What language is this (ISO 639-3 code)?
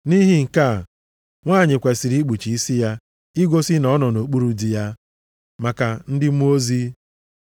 ibo